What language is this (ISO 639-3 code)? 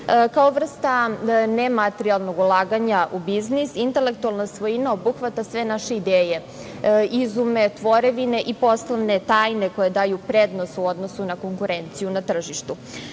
srp